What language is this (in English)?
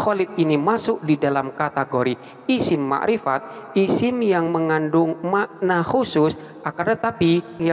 Indonesian